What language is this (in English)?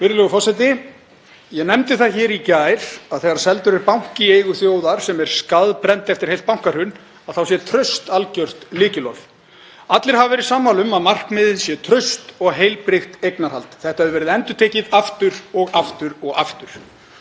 Icelandic